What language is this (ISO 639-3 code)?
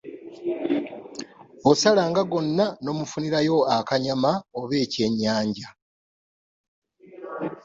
lug